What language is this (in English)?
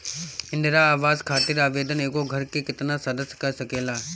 Bhojpuri